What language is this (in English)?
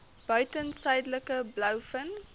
Afrikaans